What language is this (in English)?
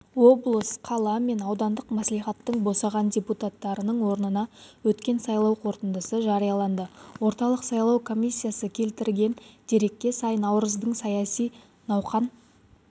Kazakh